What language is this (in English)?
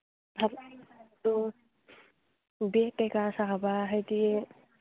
Manipuri